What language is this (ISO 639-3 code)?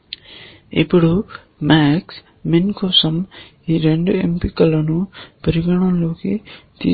tel